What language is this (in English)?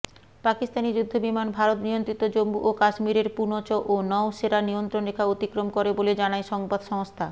Bangla